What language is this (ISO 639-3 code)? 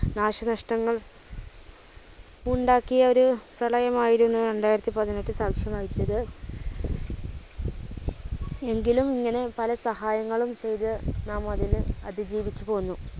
mal